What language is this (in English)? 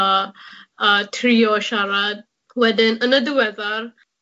Welsh